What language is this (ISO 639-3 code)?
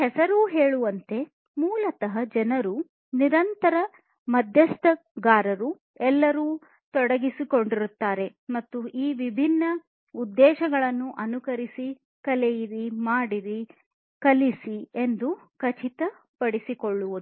kan